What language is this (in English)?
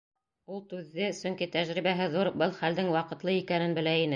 Bashkir